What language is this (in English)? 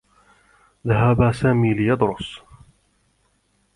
Arabic